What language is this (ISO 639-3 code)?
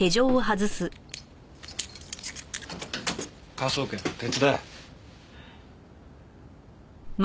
jpn